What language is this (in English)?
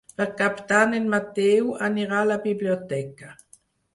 Catalan